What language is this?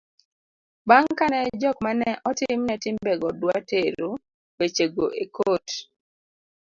Luo (Kenya and Tanzania)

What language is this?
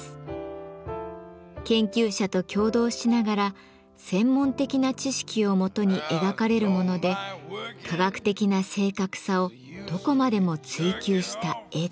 Japanese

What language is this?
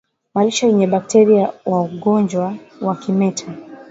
Swahili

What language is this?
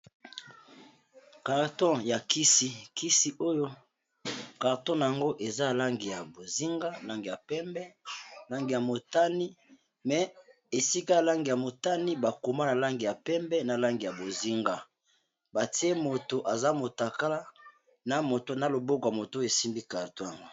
Lingala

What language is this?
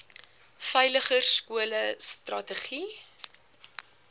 Afrikaans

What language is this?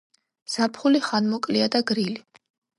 Georgian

